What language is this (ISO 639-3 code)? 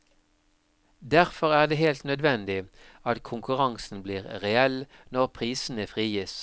nor